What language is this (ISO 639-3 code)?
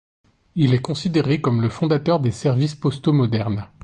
fra